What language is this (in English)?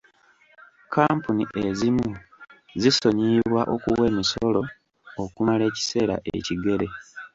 Ganda